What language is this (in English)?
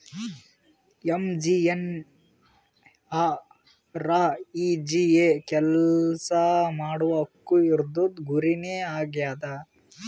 Kannada